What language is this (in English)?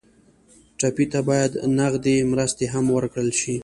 Pashto